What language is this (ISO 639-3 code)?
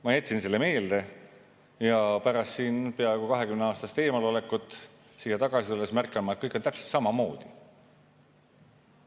est